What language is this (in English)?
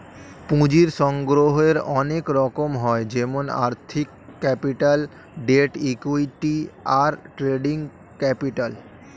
Bangla